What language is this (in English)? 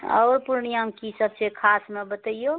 Maithili